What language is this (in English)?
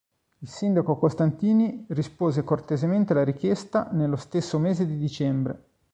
Italian